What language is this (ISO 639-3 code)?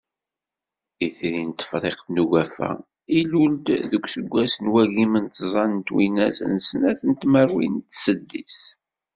kab